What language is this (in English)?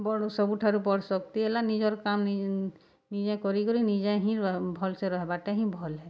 Odia